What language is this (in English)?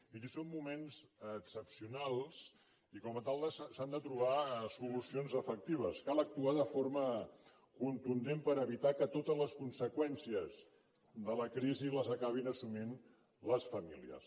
Catalan